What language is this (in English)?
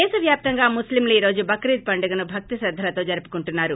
Telugu